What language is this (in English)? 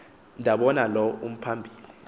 Xhosa